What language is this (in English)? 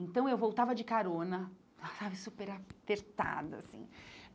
Portuguese